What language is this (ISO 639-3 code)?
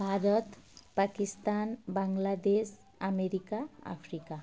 ori